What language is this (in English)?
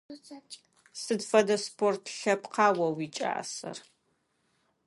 Adyghe